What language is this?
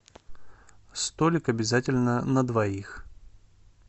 Russian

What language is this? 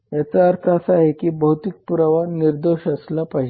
Marathi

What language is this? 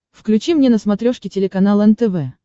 Russian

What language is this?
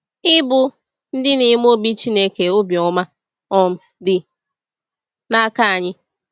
Igbo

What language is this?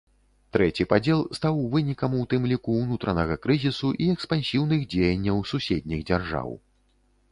Belarusian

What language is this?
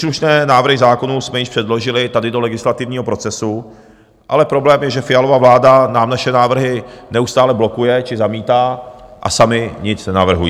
Czech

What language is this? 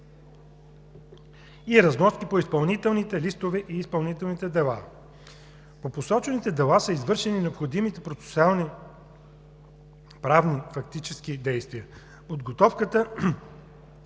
Bulgarian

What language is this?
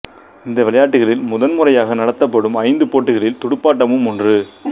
Tamil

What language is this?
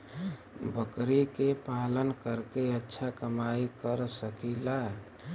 Bhojpuri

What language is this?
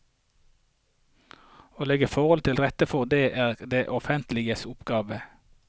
Norwegian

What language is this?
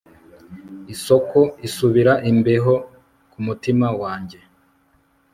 Kinyarwanda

